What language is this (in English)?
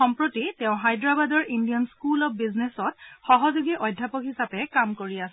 Assamese